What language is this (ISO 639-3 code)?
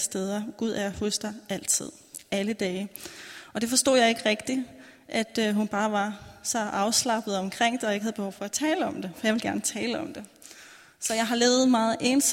dan